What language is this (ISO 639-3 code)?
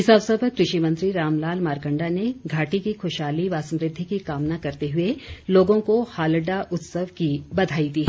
hin